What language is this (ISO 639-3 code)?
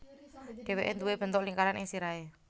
jav